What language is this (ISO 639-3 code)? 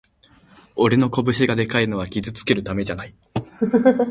jpn